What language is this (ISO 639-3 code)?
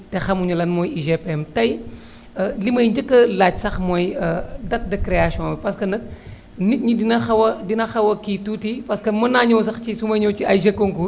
wol